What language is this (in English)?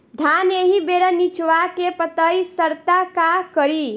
Bhojpuri